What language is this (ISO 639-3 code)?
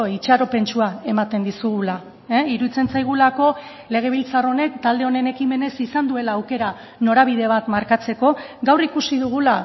eus